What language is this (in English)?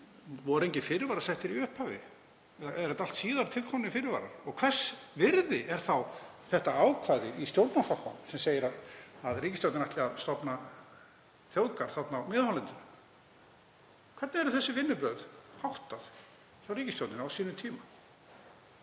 Icelandic